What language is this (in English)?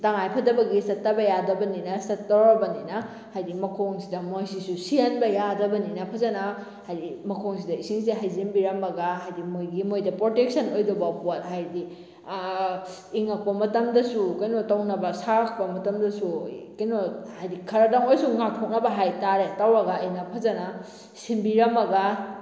Manipuri